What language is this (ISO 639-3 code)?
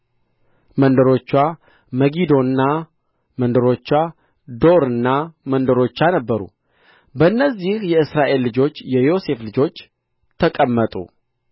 amh